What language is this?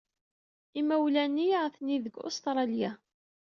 Kabyle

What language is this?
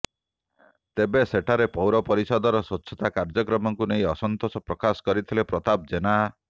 Odia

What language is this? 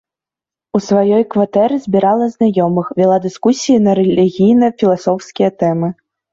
Belarusian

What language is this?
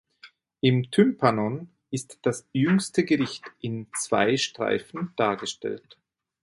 German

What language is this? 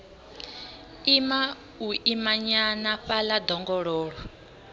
Venda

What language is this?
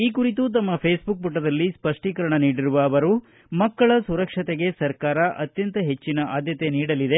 Kannada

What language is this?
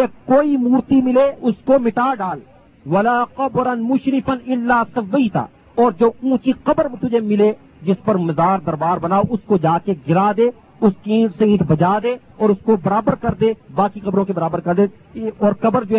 Urdu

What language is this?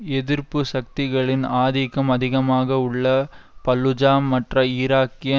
Tamil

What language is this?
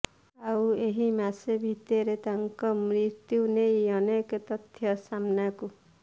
Odia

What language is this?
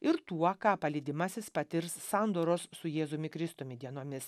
Lithuanian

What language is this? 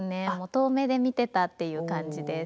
Japanese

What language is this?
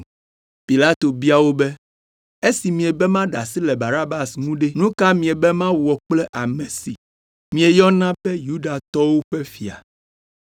Ewe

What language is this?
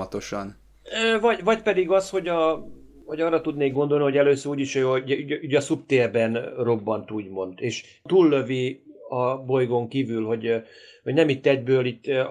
Hungarian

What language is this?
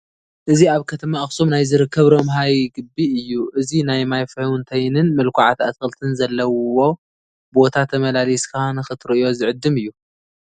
Tigrinya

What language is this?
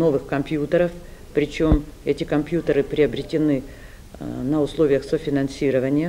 Russian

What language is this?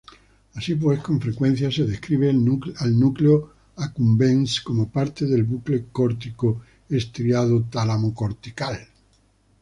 Spanish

